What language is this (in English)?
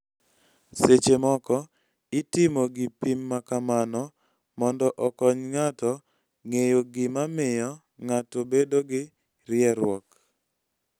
Luo (Kenya and Tanzania)